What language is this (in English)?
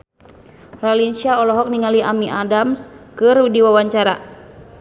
Sundanese